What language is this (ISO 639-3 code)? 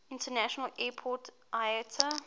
eng